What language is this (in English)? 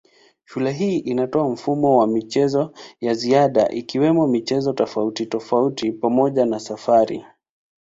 Swahili